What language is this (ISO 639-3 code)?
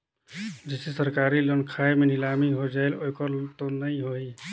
hne